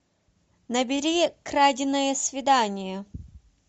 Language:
Russian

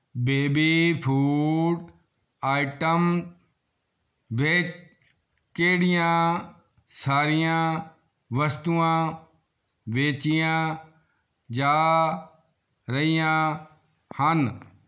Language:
Punjabi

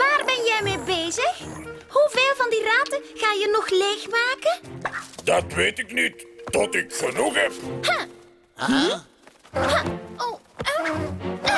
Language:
Dutch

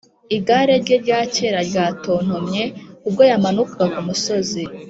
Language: Kinyarwanda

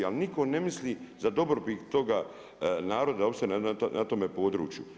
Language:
Croatian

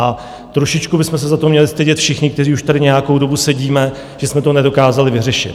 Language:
Czech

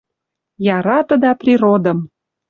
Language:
Western Mari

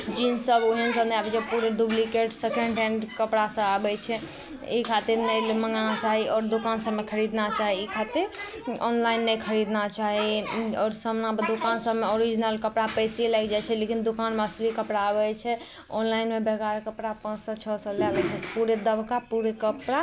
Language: Maithili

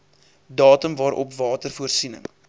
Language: Afrikaans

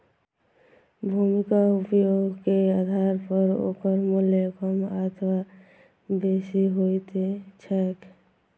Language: Maithili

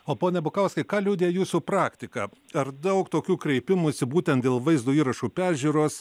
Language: Lithuanian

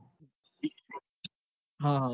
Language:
Gujarati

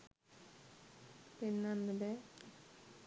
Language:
Sinhala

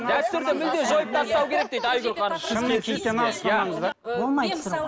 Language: Kazakh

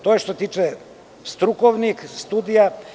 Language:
Serbian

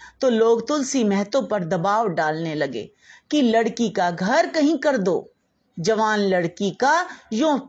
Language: Hindi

